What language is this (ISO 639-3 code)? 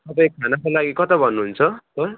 nep